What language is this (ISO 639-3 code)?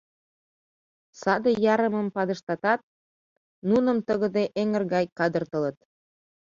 chm